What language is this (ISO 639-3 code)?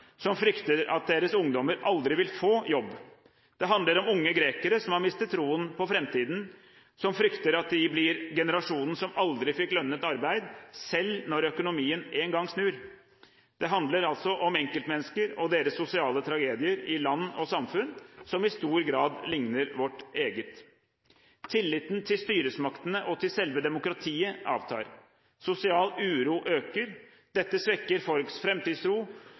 nob